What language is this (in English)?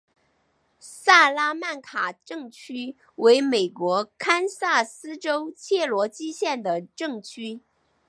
Chinese